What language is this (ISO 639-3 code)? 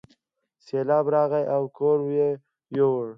pus